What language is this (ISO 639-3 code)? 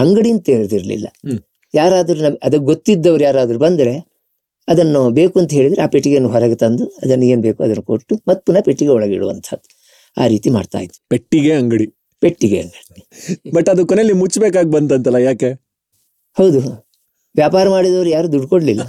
kan